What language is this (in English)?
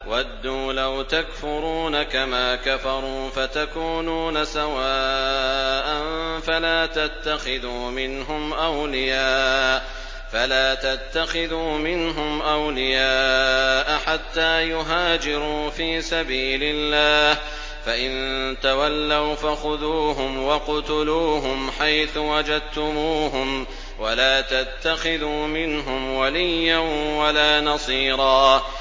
Arabic